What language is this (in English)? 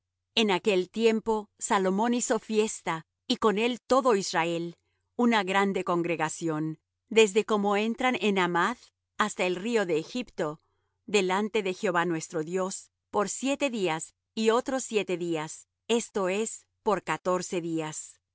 Spanish